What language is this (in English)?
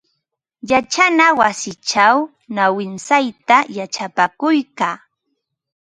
Ambo-Pasco Quechua